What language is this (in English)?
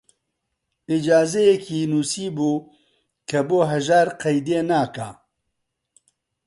Central Kurdish